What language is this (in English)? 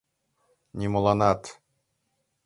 Mari